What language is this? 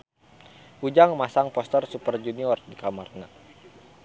Sundanese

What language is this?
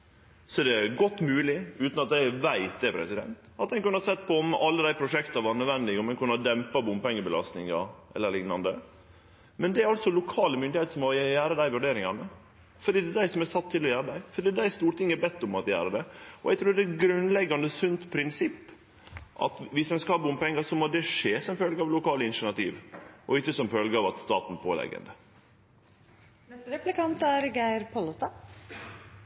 Norwegian Nynorsk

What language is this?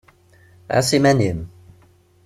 Kabyle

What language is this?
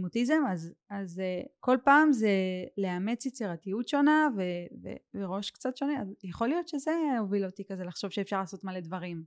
Hebrew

